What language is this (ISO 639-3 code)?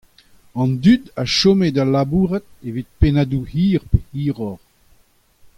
bre